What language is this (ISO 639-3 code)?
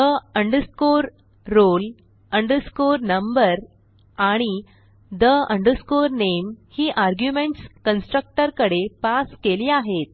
mar